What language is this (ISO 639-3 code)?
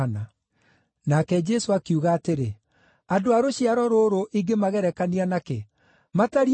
kik